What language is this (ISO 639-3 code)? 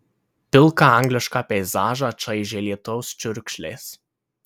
lit